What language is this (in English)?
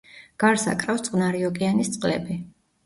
Georgian